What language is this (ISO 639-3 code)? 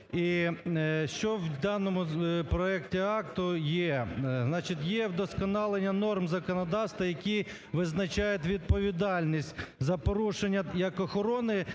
ukr